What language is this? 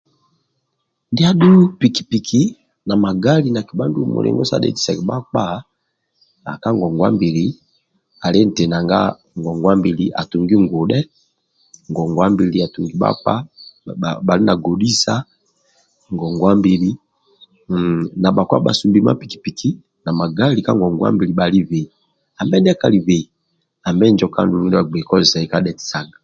Amba (Uganda)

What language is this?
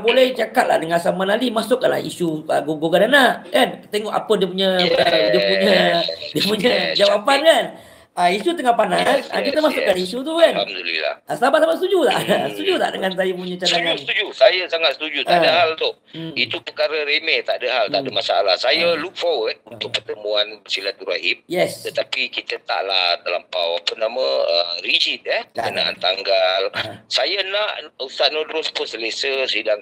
Malay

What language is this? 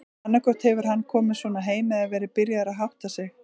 Icelandic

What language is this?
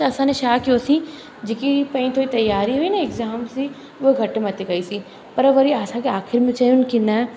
Sindhi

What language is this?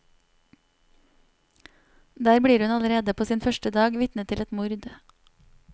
Norwegian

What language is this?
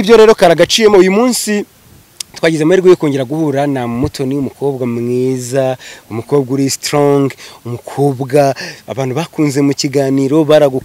Romanian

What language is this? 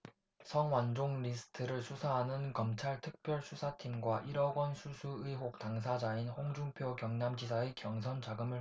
Korean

